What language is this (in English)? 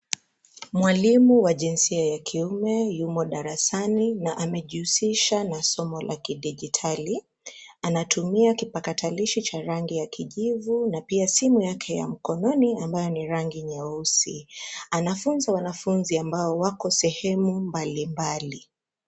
Swahili